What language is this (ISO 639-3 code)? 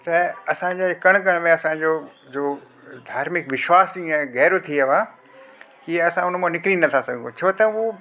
snd